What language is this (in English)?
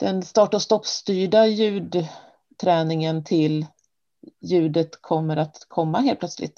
Swedish